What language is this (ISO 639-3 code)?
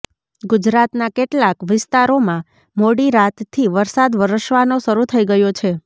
guj